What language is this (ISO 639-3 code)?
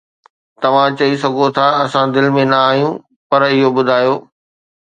snd